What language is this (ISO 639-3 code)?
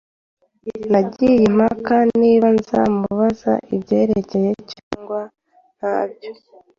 kin